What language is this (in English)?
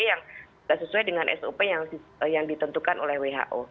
Indonesian